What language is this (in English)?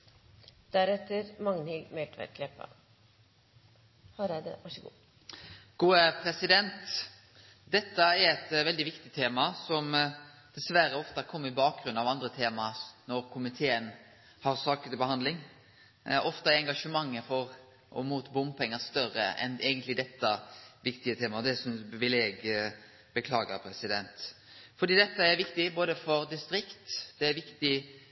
Norwegian Nynorsk